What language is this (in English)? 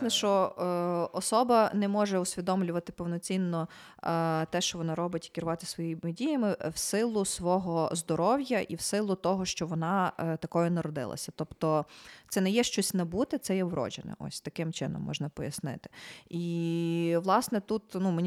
Ukrainian